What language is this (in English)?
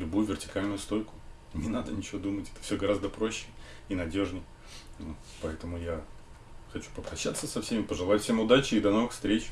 Russian